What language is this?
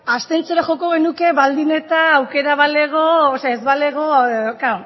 Basque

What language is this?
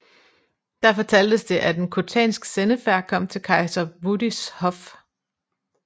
Danish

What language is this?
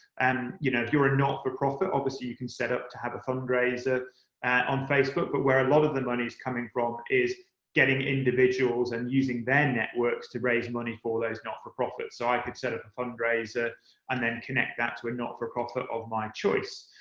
English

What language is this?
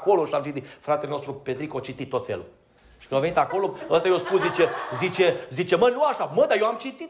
Romanian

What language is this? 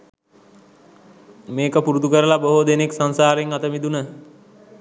Sinhala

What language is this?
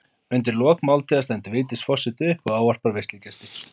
Icelandic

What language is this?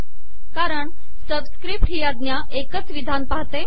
Marathi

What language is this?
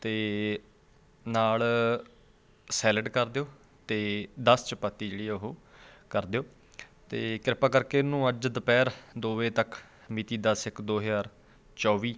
Punjabi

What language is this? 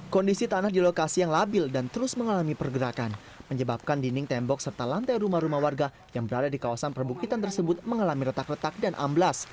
Indonesian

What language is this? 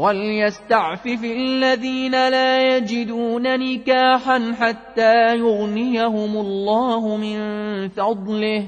Arabic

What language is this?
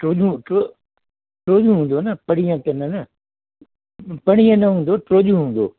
Sindhi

